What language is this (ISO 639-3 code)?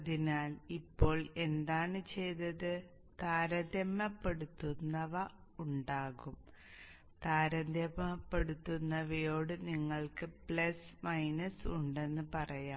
mal